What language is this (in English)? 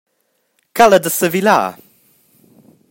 Romansh